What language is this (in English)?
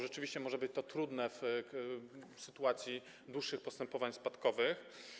Polish